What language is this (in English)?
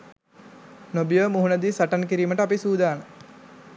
Sinhala